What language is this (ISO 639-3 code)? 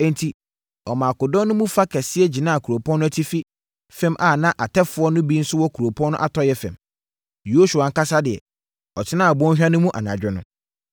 aka